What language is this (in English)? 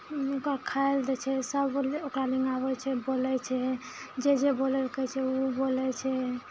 Maithili